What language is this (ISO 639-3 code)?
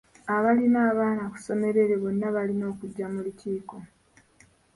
lug